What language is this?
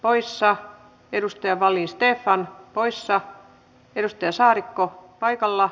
Finnish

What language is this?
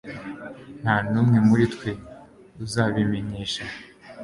Kinyarwanda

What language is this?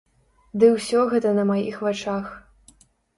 Belarusian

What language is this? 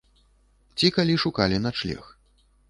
Belarusian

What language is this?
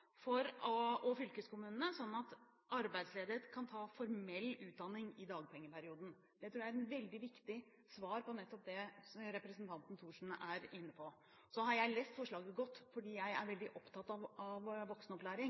Norwegian Bokmål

